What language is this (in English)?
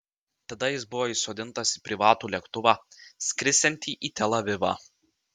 Lithuanian